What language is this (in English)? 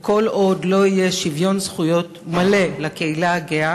Hebrew